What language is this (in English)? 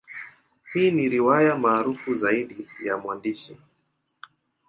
Swahili